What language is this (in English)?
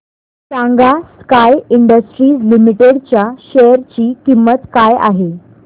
Marathi